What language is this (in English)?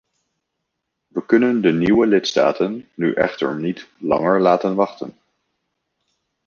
Dutch